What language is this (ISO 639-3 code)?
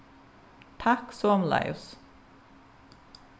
fao